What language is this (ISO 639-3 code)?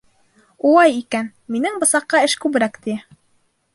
bak